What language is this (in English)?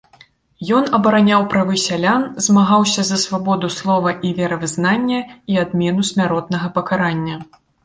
Belarusian